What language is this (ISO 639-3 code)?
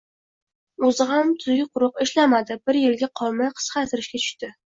uzb